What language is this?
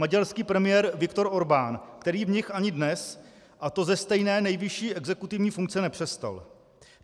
Czech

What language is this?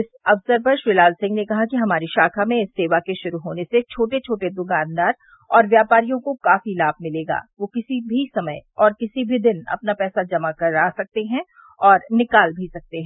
Hindi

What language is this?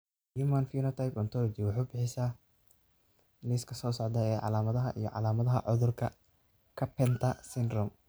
Somali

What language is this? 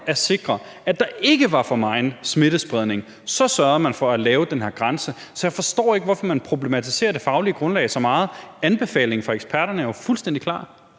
Danish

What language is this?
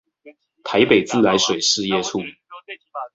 Chinese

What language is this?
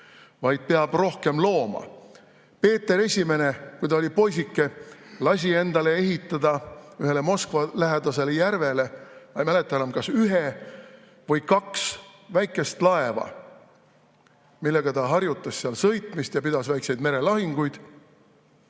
Estonian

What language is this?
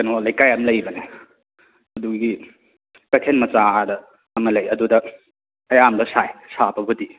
Manipuri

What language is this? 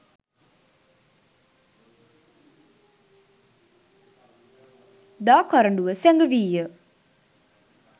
Sinhala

